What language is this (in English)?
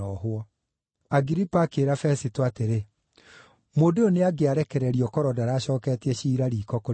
Kikuyu